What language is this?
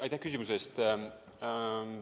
Estonian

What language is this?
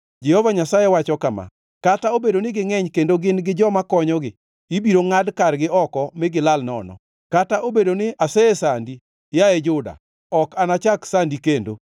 Luo (Kenya and Tanzania)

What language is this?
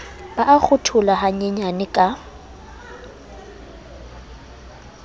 Southern Sotho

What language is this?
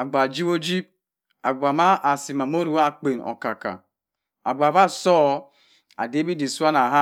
Cross River Mbembe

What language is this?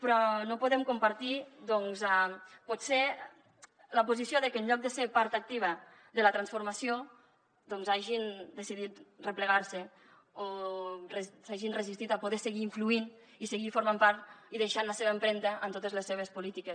Catalan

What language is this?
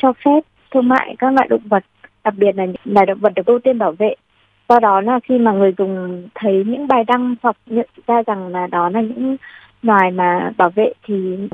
Vietnamese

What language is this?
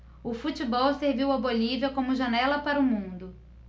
Portuguese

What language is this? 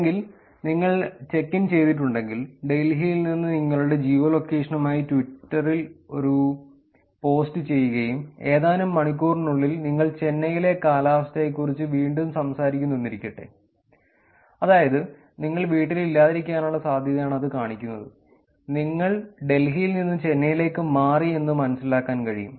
Malayalam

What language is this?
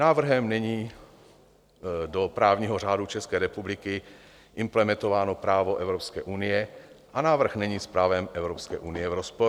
Czech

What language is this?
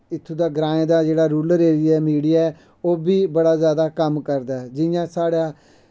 Dogri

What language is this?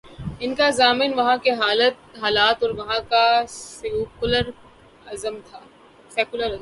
Urdu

